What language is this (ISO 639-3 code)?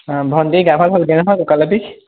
asm